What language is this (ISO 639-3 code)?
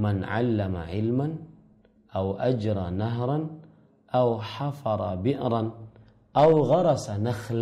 ind